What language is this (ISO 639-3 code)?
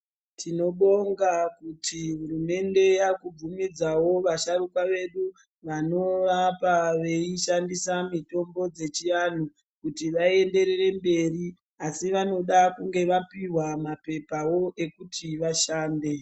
ndc